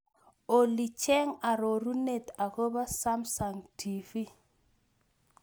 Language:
Kalenjin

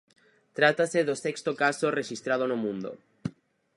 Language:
Galician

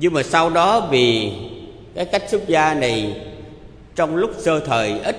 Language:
Vietnamese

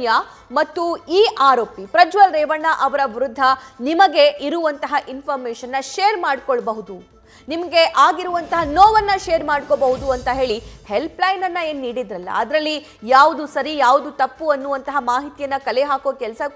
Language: Kannada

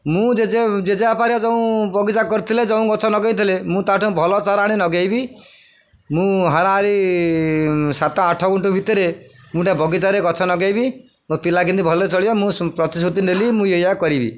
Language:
Odia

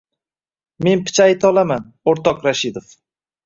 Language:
Uzbek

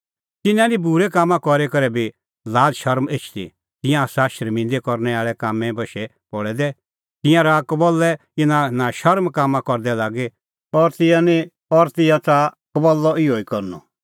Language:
Kullu Pahari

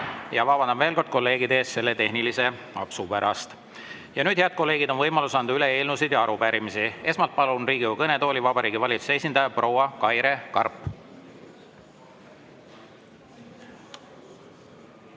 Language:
Estonian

